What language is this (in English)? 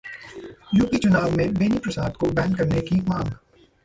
Hindi